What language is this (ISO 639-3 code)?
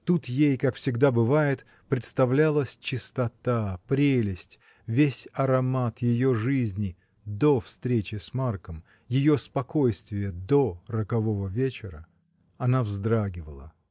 rus